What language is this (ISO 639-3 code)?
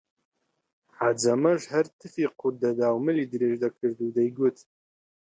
ckb